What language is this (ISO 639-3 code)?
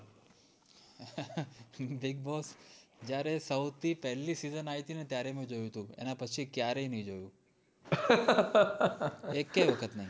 guj